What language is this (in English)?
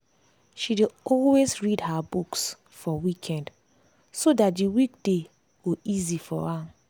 Nigerian Pidgin